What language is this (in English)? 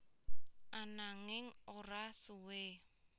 Javanese